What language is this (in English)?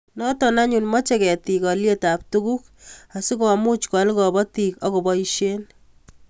Kalenjin